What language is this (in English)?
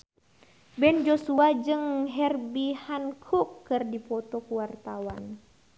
Sundanese